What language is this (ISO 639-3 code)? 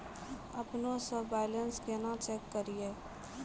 mai